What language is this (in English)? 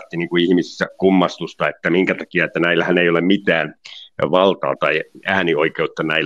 Finnish